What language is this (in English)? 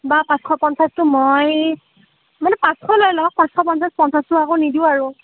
Assamese